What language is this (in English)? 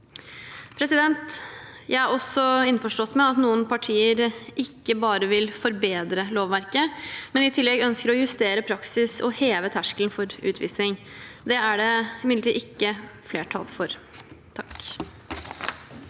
Norwegian